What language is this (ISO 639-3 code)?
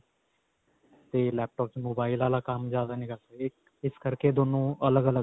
pan